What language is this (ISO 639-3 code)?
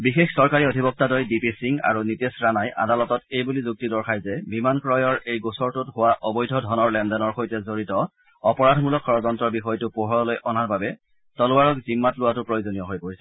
asm